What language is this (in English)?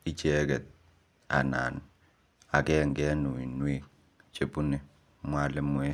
Kalenjin